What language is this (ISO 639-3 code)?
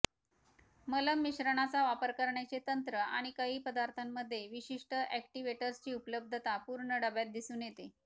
mar